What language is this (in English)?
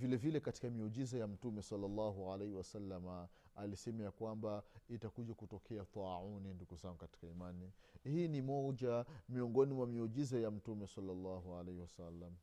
Swahili